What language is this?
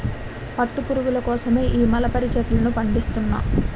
Telugu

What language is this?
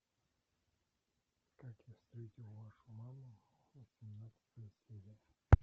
Russian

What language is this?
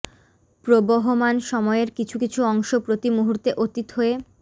Bangla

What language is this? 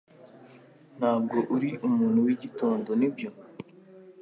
Kinyarwanda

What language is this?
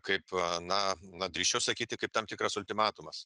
Lithuanian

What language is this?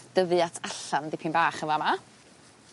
Welsh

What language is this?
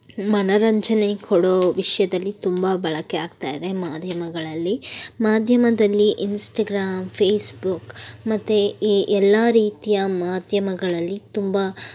Kannada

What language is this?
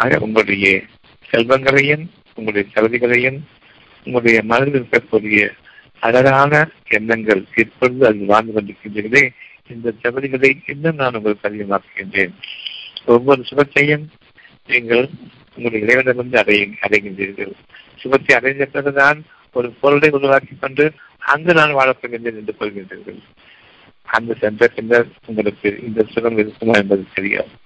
Tamil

